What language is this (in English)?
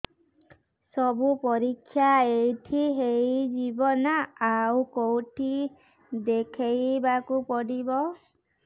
Odia